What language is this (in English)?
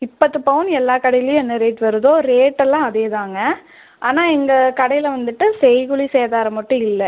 Tamil